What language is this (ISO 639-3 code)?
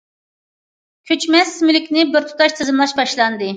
uig